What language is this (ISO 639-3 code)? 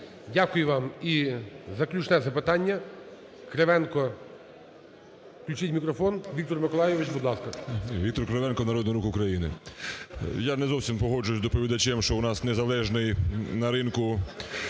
ukr